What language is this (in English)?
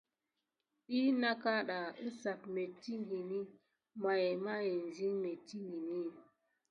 Gidar